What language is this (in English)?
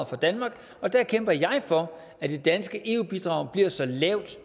Danish